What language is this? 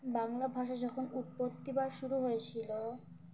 Bangla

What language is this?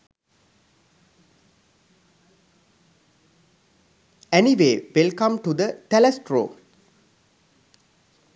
Sinhala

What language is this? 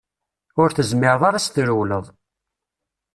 Kabyle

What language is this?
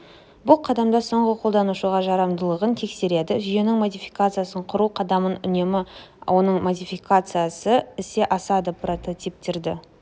Kazakh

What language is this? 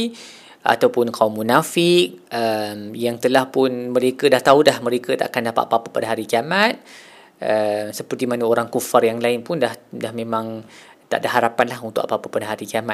Malay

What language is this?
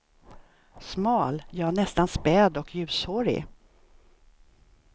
Swedish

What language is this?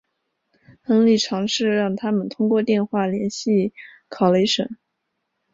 Chinese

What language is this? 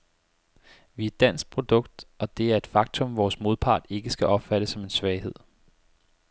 Danish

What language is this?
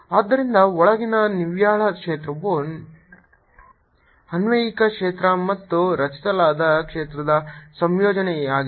Kannada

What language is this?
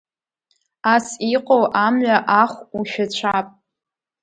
Abkhazian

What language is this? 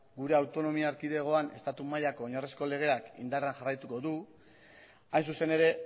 Basque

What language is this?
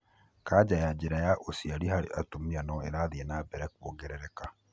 Kikuyu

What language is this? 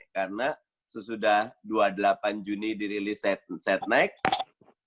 Indonesian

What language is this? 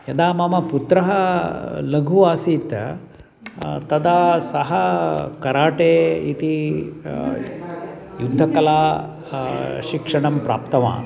Sanskrit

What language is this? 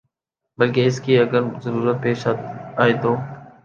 Urdu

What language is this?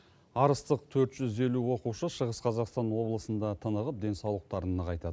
Kazakh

